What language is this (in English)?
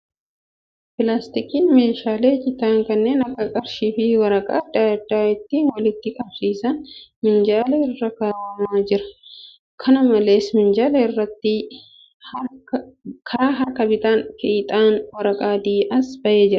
Oromo